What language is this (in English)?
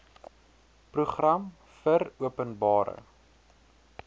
Afrikaans